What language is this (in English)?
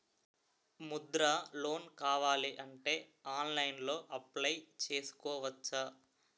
Telugu